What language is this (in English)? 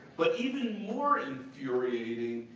English